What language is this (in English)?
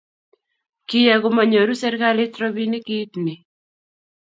Kalenjin